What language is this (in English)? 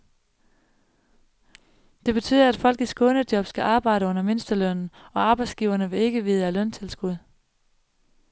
Danish